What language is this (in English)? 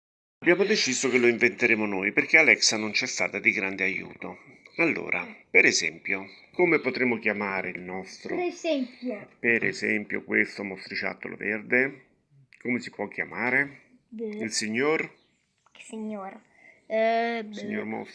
Italian